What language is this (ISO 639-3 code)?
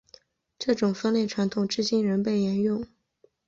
zho